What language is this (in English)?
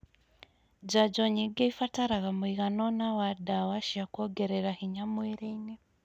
Kikuyu